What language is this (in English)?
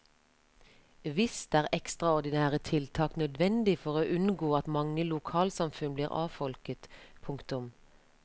Norwegian